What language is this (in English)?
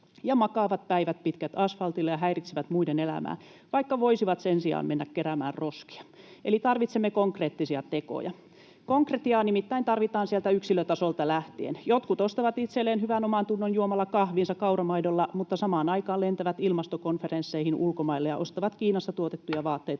Finnish